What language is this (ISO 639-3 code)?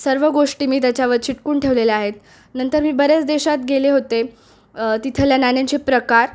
mar